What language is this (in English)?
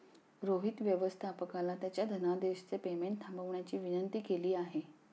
Marathi